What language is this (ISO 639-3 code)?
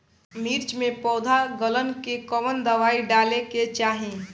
bho